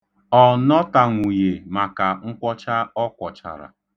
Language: Igbo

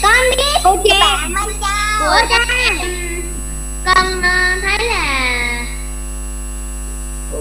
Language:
Vietnamese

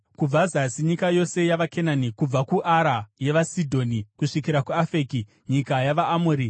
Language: Shona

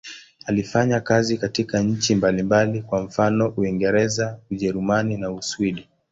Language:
Swahili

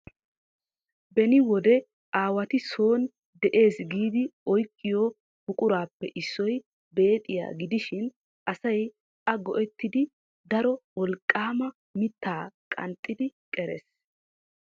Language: Wolaytta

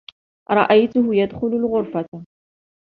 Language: Arabic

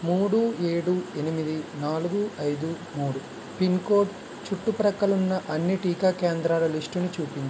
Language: Telugu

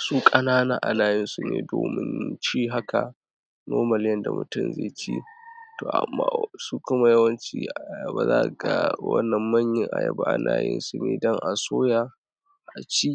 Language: Hausa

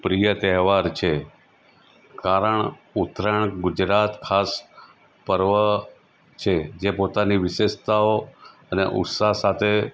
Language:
Gujarati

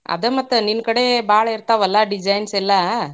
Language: Kannada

